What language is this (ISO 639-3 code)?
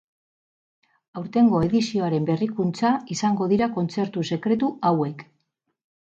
eus